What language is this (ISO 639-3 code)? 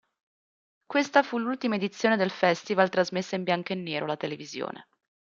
ita